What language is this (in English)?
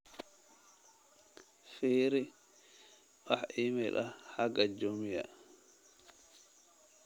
Somali